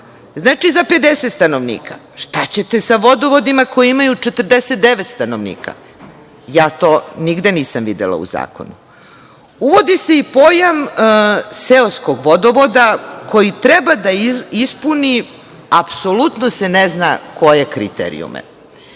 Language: Serbian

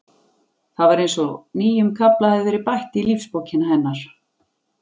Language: Icelandic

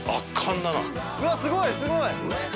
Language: Japanese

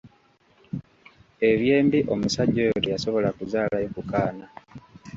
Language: Ganda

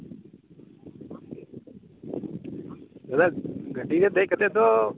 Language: Santali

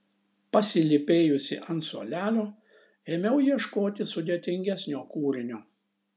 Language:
Lithuanian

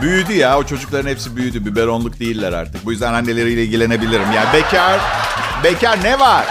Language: Turkish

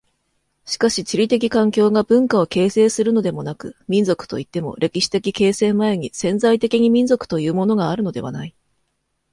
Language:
Japanese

